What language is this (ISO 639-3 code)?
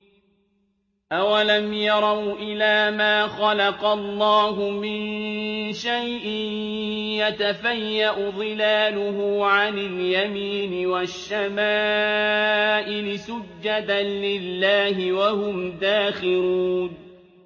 ara